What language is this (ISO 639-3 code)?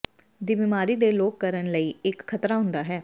pan